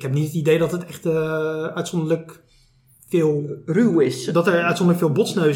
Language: Dutch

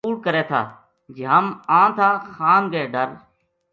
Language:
Gujari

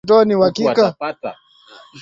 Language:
Swahili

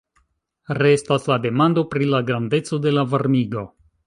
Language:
Esperanto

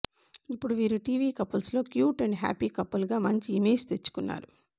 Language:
Telugu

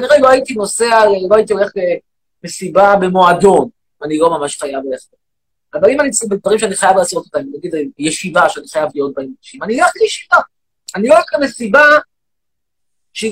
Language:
Hebrew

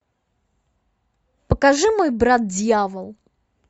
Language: Russian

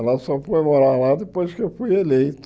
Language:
Portuguese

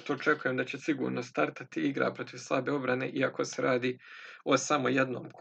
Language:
Croatian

